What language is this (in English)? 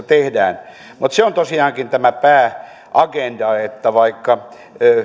Finnish